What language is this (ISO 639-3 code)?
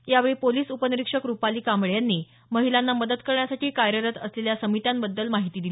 mar